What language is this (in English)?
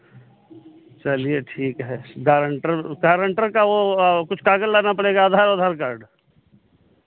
Hindi